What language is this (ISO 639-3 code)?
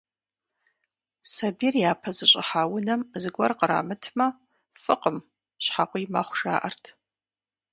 kbd